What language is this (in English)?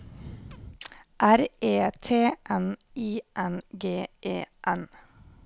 Norwegian